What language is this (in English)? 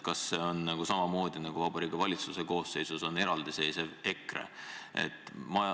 Estonian